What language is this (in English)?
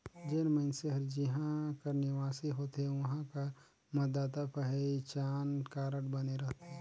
Chhattisgarhi